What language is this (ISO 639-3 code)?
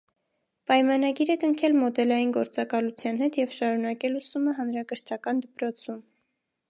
hye